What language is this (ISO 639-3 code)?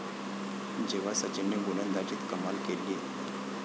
mar